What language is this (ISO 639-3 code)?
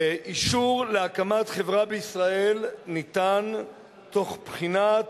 heb